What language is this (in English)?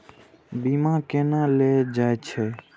Maithili